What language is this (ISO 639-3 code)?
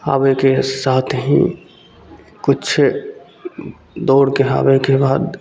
mai